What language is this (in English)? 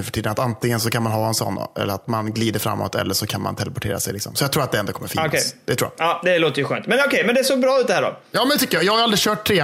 Swedish